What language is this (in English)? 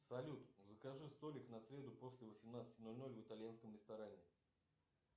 Russian